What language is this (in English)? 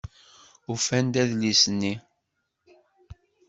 Kabyle